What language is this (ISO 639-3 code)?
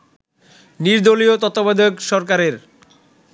ben